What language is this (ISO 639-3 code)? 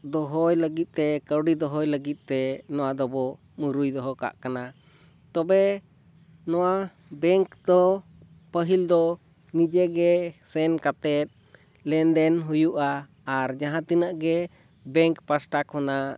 sat